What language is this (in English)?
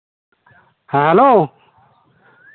Santali